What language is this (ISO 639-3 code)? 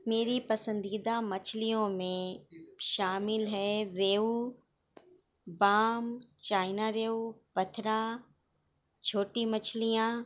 urd